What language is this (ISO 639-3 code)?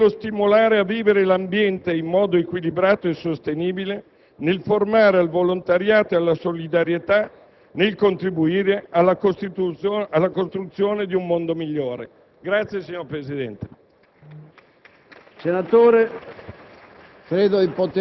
ita